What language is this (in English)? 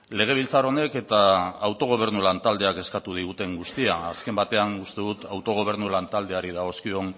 Basque